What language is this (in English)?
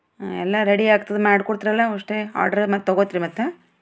Kannada